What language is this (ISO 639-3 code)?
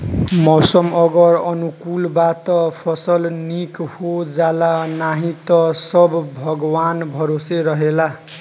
bho